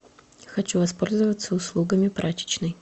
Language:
Russian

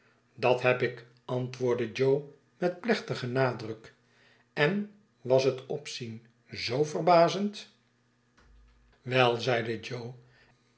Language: Dutch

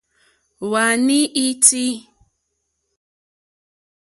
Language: Mokpwe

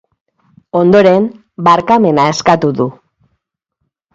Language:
Basque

